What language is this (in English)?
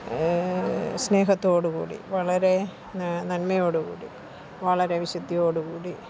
Malayalam